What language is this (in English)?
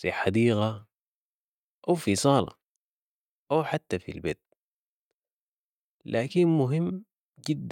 Sudanese Arabic